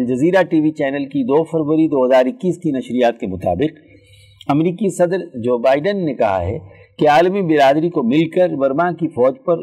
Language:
Urdu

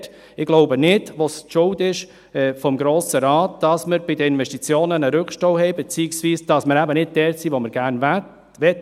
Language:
Swiss German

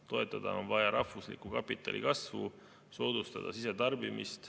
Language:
Estonian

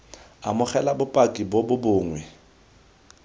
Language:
Tswana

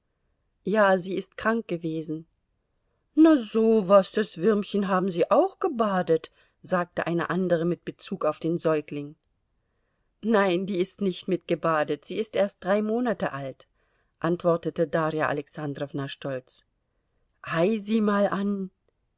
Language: German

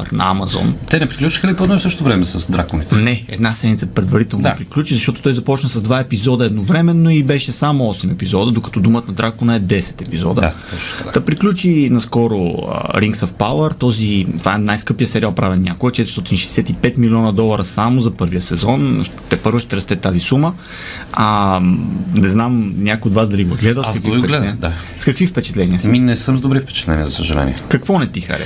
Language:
Bulgarian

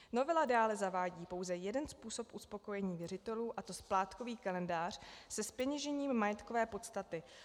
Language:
Czech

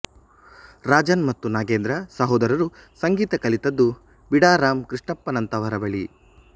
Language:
Kannada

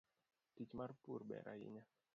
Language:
Luo (Kenya and Tanzania)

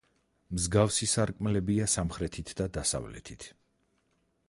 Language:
Georgian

